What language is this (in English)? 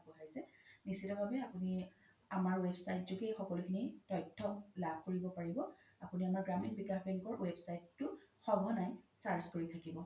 Assamese